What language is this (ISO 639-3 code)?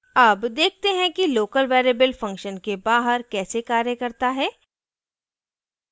hin